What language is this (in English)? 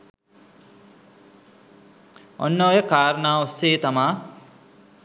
Sinhala